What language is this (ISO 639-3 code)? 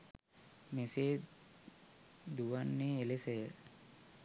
sin